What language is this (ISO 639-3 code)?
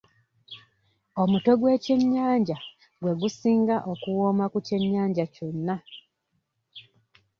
lug